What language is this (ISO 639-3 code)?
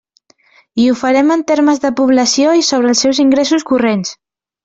cat